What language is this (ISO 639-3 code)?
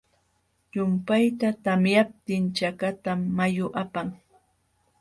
qxw